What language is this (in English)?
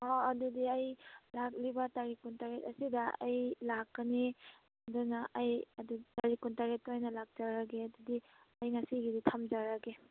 Manipuri